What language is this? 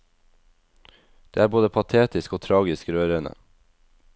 Norwegian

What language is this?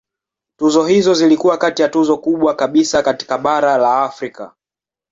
Swahili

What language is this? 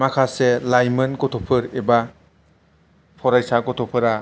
Bodo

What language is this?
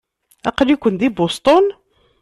Kabyle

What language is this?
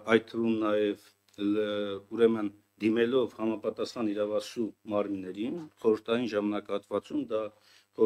Turkish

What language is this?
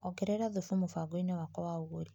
Kikuyu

